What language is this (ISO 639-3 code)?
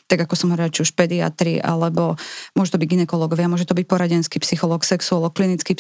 slk